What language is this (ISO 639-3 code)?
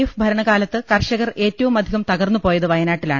mal